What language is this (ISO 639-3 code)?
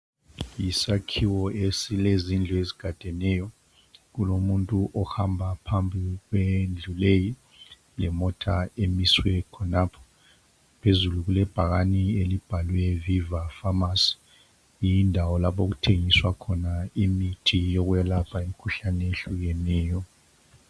nde